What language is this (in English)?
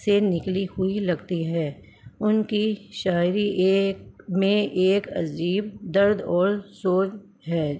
Urdu